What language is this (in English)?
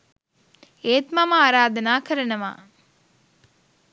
Sinhala